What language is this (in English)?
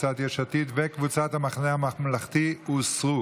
Hebrew